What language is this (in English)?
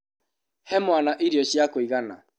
Kikuyu